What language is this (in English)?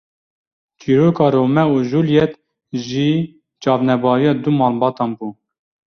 Kurdish